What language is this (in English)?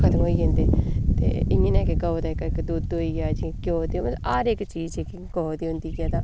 Dogri